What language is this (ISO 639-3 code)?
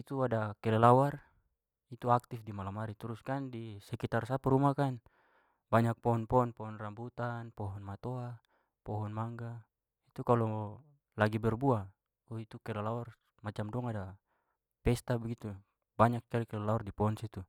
pmy